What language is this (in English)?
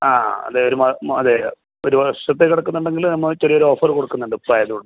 Malayalam